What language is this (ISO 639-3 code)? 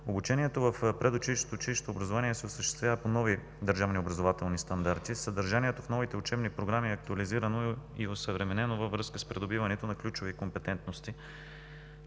bul